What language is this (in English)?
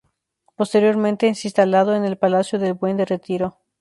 Spanish